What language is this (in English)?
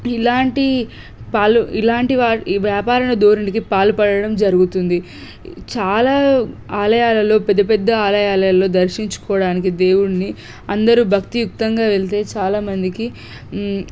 Telugu